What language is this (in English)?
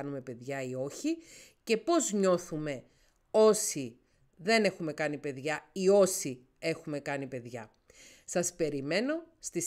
Greek